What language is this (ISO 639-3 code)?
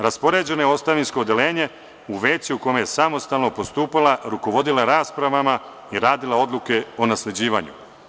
srp